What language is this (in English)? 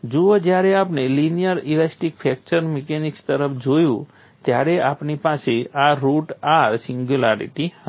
Gujarati